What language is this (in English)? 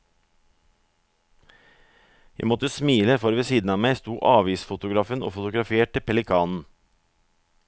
Norwegian